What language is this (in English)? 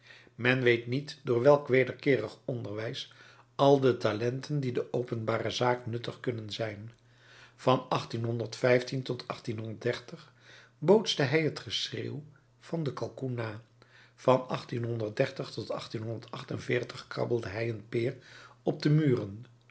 Dutch